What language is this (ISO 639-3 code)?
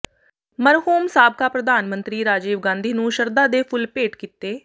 pan